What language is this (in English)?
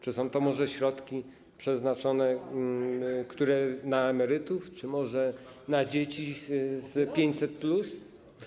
Polish